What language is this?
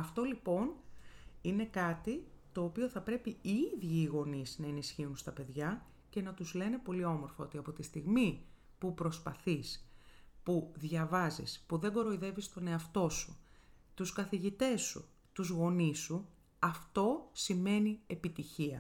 Greek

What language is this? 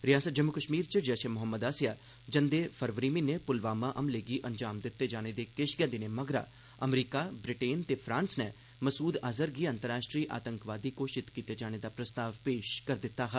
Dogri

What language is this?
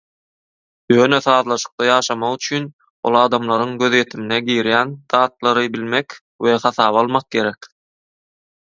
Turkmen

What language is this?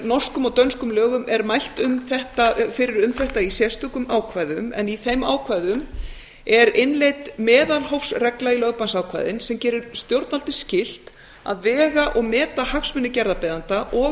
Icelandic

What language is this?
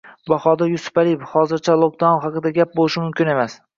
Uzbek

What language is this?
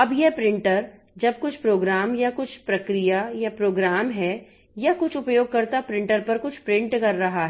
Hindi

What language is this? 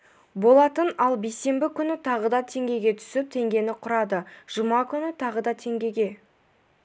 Kazakh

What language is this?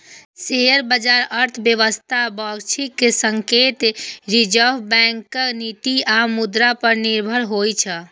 Maithili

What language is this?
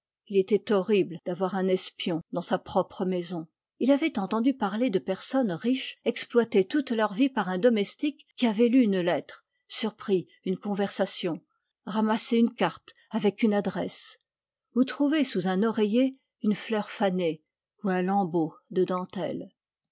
French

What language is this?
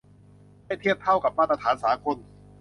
Thai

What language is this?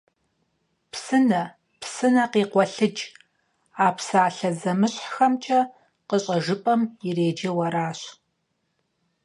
Kabardian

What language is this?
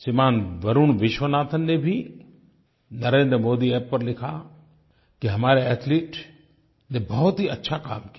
Hindi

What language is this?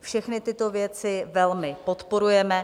Czech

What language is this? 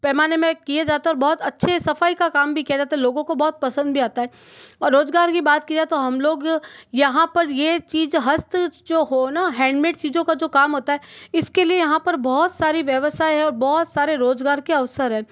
Hindi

